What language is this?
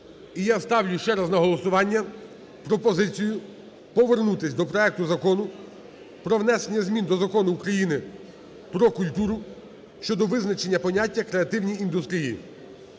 Ukrainian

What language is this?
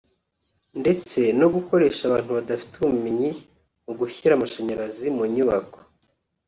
Kinyarwanda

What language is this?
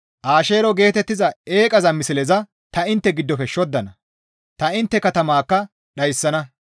Gamo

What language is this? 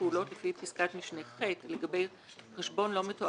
Hebrew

